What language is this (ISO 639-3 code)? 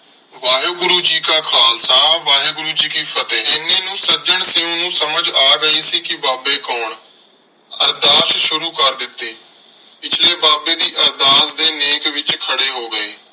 pan